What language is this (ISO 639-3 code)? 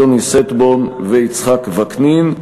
heb